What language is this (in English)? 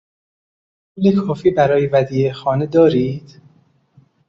Persian